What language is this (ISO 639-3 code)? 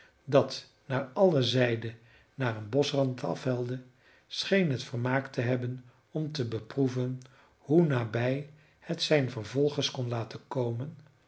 nld